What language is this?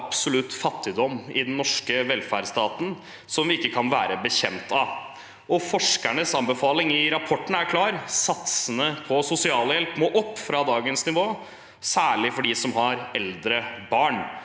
Norwegian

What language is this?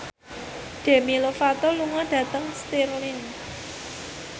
Javanese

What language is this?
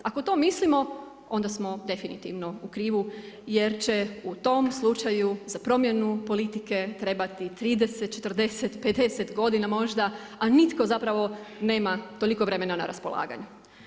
Croatian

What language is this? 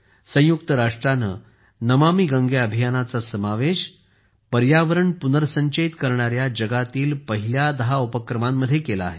Marathi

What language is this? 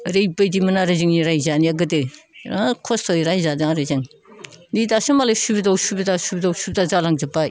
Bodo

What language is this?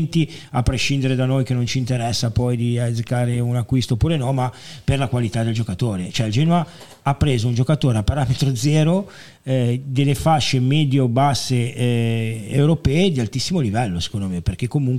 Italian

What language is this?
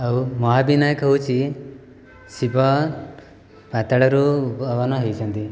Odia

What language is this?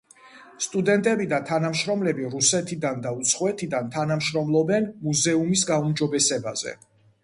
Georgian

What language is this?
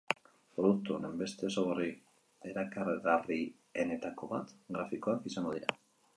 Basque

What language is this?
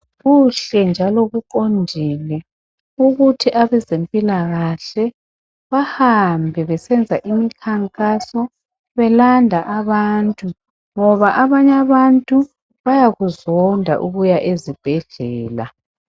North Ndebele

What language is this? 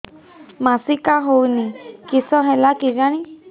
Odia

